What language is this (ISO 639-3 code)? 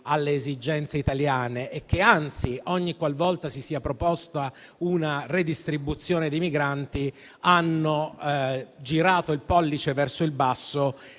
ita